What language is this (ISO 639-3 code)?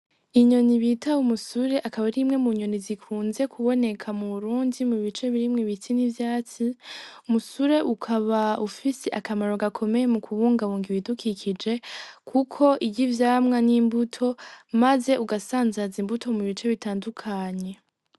run